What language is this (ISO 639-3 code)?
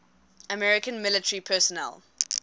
eng